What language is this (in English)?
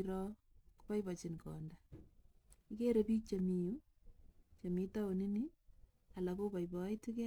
Kalenjin